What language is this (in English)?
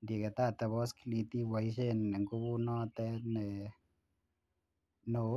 Kalenjin